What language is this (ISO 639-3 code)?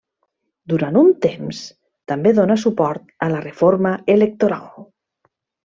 cat